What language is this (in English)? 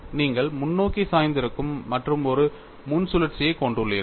Tamil